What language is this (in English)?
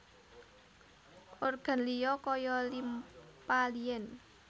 Javanese